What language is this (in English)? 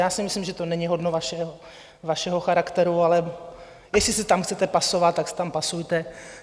Czech